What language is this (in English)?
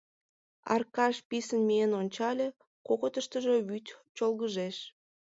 Mari